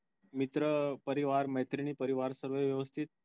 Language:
Marathi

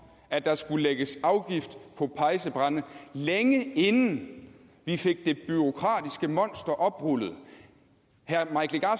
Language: Danish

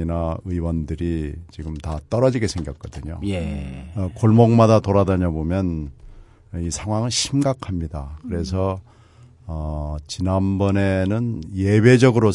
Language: Korean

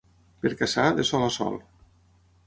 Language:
Catalan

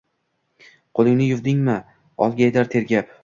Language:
Uzbek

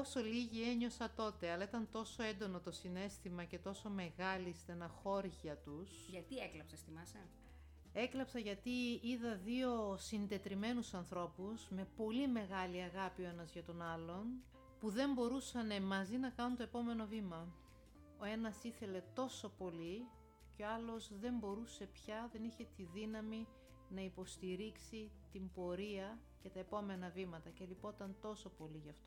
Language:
Greek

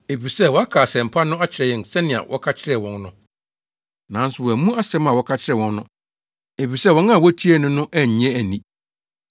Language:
Akan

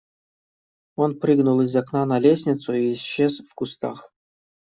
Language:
Russian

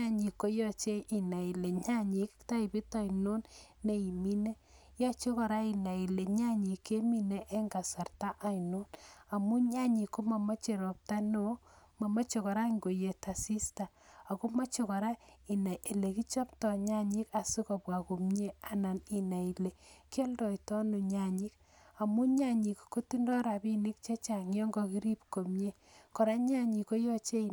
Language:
Kalenjin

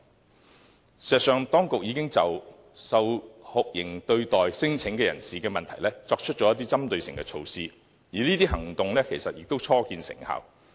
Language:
Cantonese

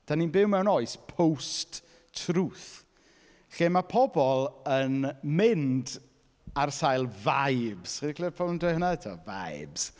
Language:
Welsh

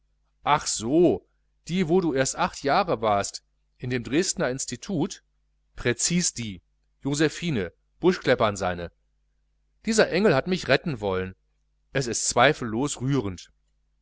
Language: German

